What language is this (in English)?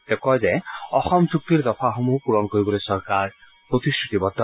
Assamese